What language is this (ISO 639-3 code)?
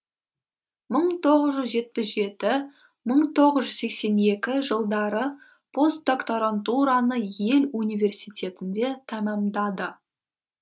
kaz